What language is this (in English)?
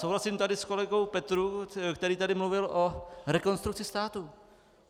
Czech